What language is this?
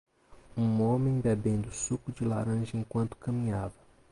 Portuguese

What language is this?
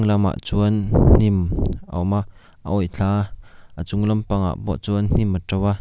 Mizo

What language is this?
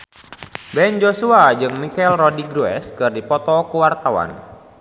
Sundanese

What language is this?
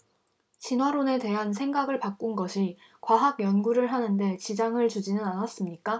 Korean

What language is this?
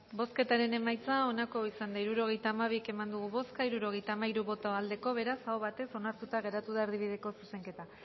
Basque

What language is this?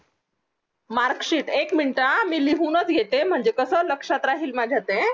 Marathi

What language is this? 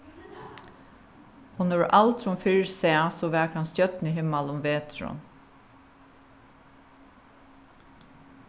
Faroese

